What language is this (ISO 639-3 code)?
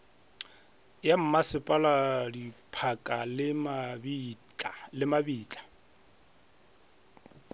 nso